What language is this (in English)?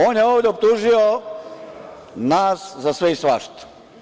Serbian